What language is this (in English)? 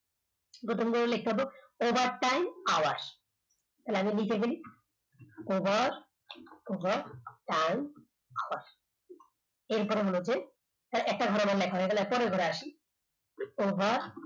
Bangla